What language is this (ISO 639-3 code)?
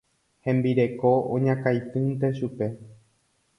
grn